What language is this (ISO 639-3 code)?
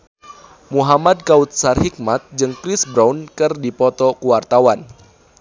sun